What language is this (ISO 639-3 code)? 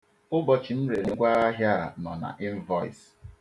ibo